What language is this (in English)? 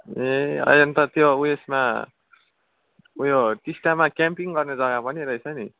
Nepali